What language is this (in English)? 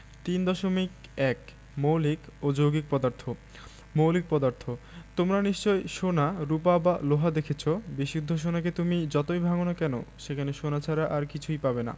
Bangla